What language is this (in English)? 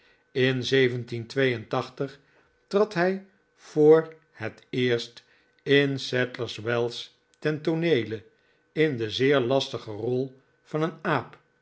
Dutch